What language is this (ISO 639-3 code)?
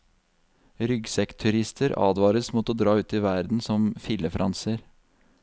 nor